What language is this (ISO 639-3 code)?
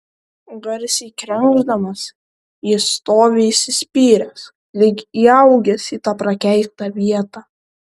lit